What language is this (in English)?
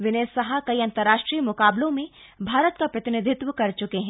Hindi